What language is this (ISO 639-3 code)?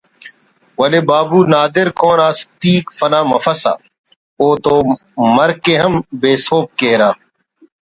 brh